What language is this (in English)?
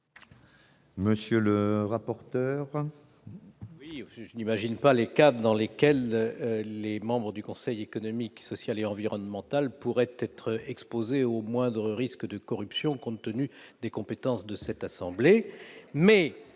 French